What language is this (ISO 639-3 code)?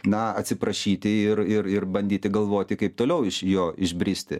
lit